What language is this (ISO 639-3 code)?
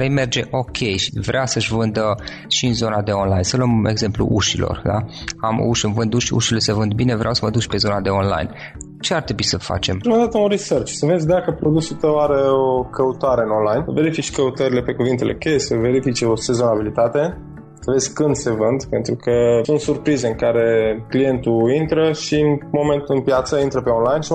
ron